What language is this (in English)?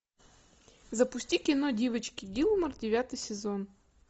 Russian